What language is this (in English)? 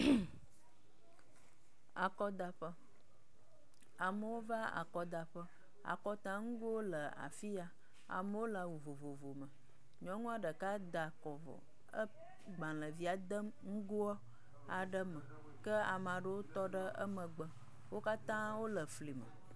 Ewe